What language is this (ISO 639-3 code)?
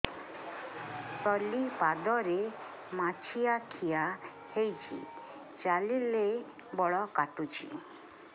ori